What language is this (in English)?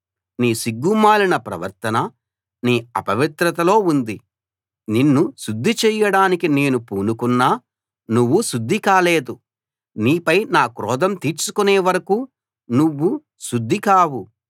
Telugu